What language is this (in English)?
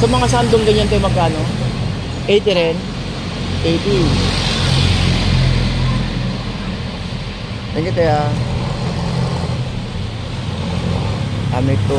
Filipino